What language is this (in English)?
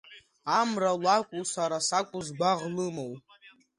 Abkhazian